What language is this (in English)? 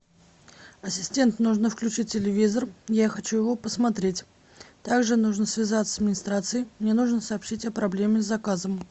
Russian